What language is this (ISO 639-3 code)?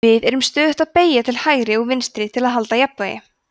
isl